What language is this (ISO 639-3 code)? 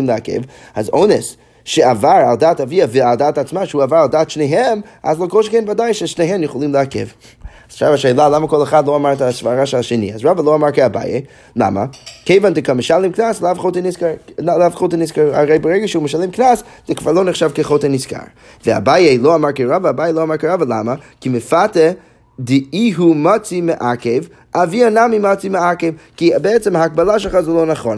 heb